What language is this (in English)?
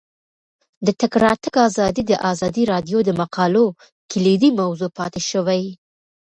Pashto